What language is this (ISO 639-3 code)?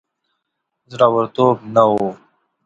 pus